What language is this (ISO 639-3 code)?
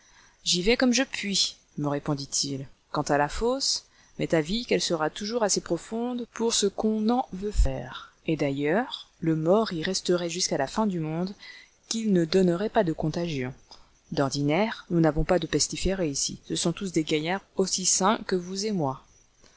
fra